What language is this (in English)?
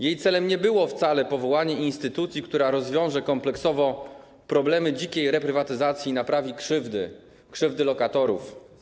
Polish